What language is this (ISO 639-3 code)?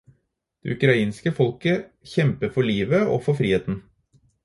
nob